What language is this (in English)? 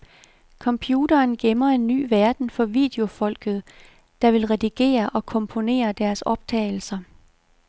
Danish